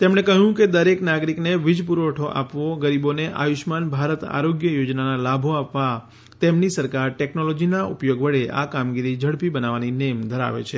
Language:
Gujarati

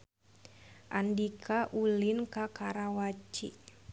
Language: Sundanese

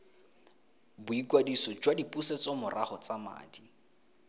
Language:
Tswana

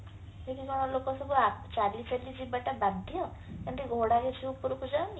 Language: Odia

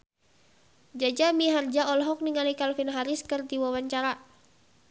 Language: Sundanese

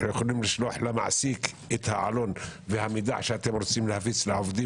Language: Hebrew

